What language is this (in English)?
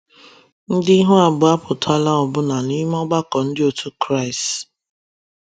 Igbo